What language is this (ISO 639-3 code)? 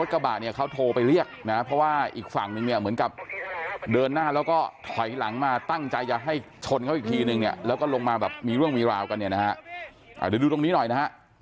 tha